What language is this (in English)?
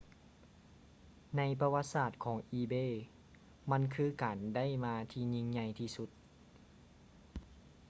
Lao